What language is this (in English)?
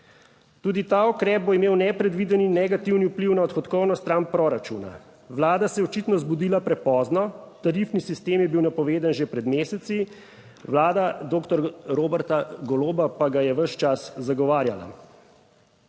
Slovenian